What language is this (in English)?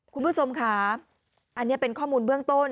Thai